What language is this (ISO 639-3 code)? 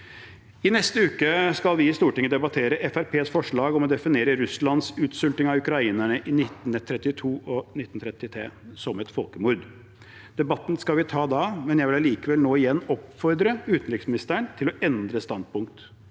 nor